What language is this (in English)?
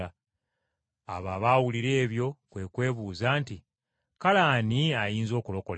Ganda